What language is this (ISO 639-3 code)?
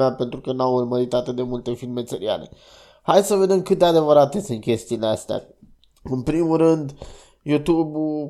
ron